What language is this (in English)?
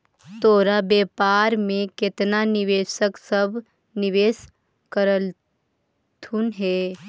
Magahi